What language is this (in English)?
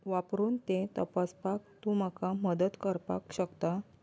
Konkani